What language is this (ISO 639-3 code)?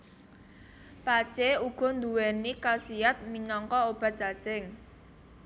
jav